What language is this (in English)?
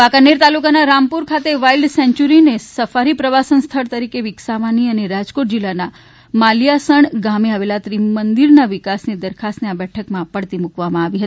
Gujarati